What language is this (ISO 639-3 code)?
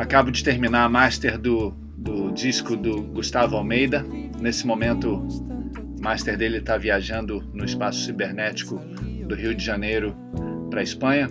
por